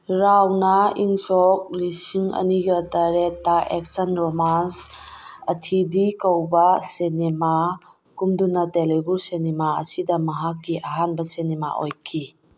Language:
Manipuri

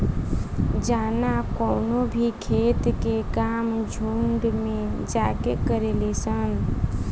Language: Bhojpuri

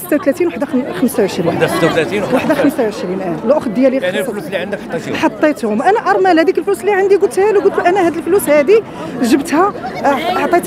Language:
Arabic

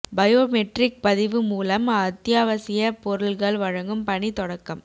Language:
Tamil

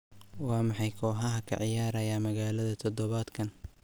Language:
Somali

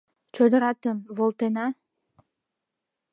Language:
Mari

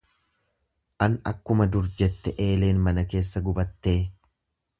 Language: Oromo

